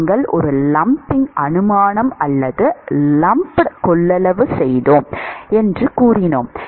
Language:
Tamil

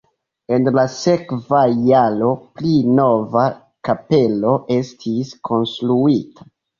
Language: Esperanto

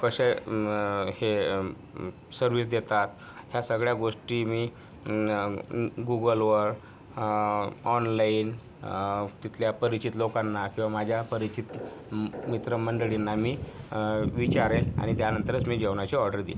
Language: Marathi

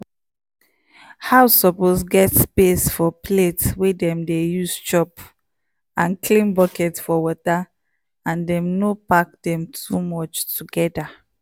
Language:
Nigerian Pidgin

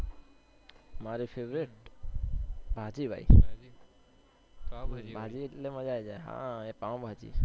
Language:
Gujarati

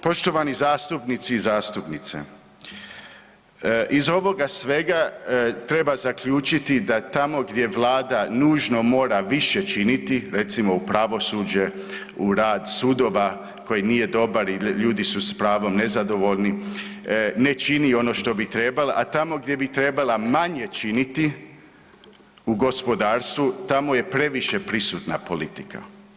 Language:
Croatian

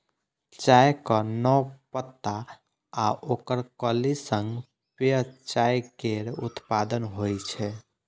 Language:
Maithili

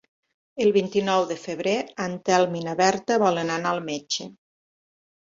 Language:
Catalan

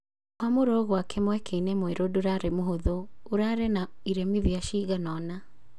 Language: Kikuyu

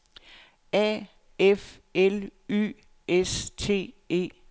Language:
Danish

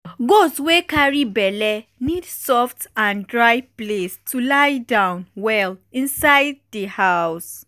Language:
Nigerian Pidgin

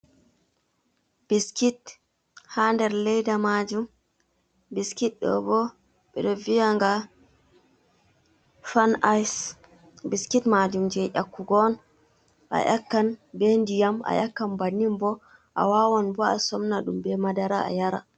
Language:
Fula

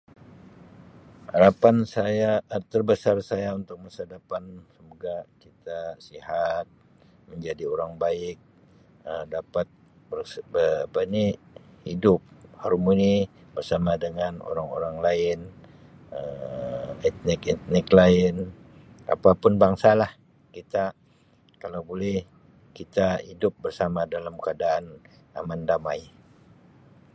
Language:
Sabah Malay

